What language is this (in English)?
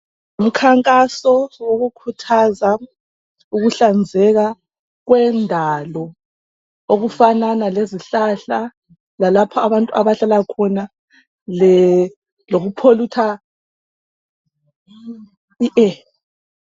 North Ndebele